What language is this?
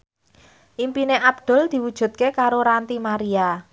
Javanese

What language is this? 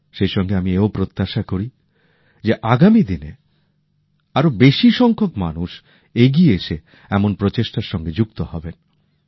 Bangla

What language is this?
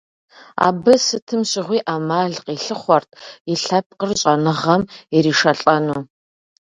Kabardian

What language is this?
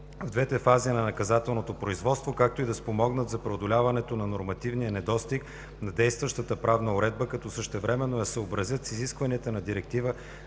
Bulgarian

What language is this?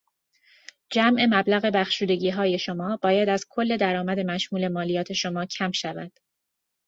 Persian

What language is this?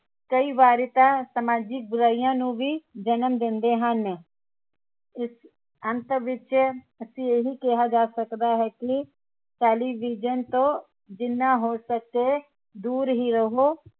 Punjabi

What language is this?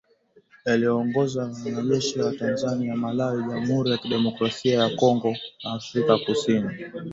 Swahili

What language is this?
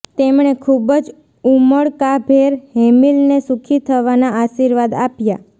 Gujarati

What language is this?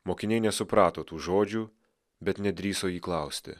Lithuanian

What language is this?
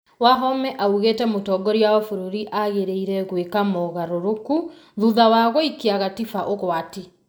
Kikuyu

